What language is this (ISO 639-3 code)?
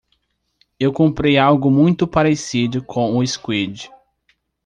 por